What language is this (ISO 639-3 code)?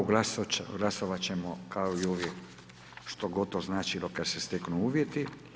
hrv